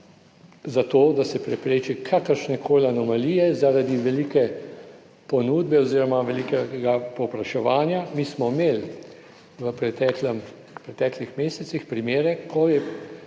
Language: Slovenian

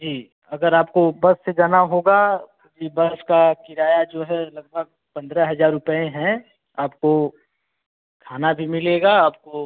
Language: Hindi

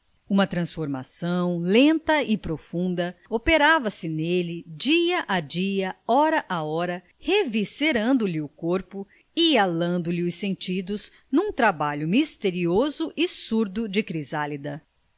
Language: Portuguese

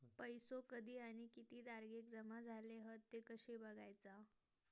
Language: Marathi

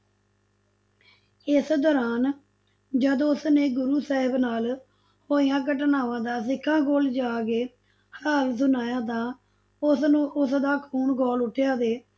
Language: Punjabi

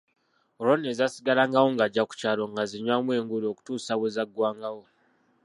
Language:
Ganda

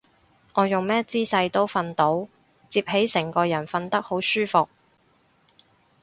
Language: Cantonese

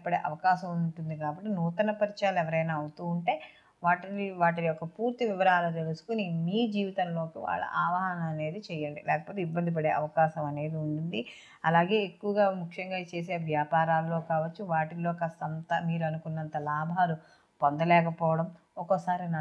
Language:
Telugu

